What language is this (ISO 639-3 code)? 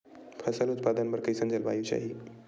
hne